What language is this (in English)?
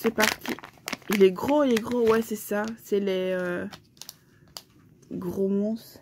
French